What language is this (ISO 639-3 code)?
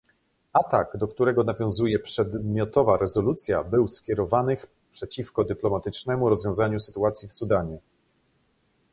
pol